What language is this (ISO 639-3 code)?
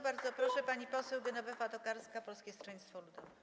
pol